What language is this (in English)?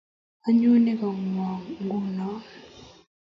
Kalenjin